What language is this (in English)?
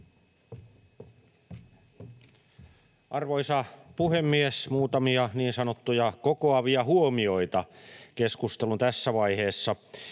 Finnish